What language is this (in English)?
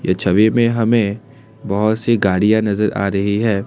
Hindi